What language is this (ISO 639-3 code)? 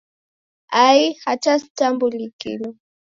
dav